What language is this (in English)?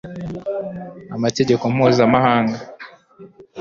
Kinyarwanda